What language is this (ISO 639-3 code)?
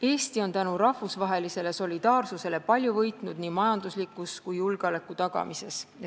est